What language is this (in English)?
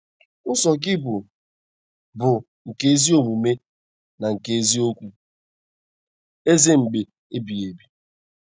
Igbo